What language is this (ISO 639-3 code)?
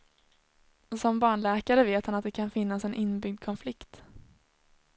swe